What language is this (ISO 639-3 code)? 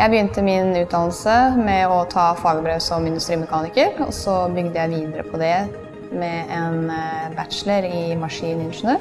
nor